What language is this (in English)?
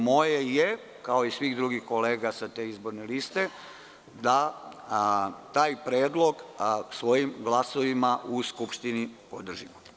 Serbian